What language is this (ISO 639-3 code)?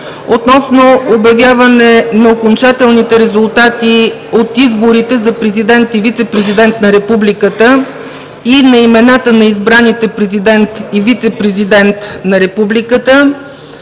bul